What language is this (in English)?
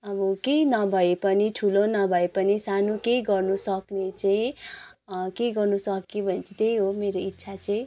Nepali